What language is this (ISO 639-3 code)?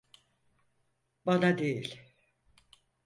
tur